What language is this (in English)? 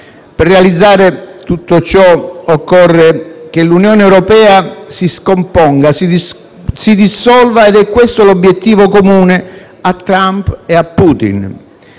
Italian